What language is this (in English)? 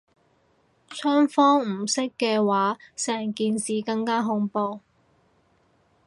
Cantonese